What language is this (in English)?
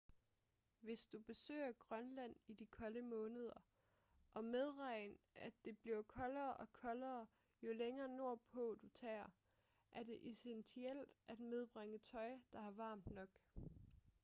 Danish